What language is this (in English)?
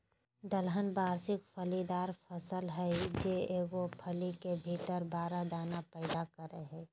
Magahi